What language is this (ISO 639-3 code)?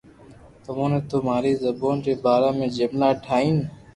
lrk